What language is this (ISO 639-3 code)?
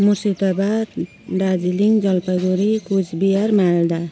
nep